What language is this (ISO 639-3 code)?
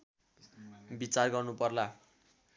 nep